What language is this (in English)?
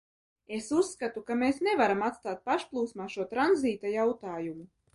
Latvian